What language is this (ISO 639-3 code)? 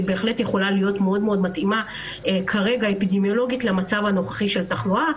heb